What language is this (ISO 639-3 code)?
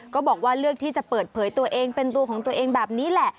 tha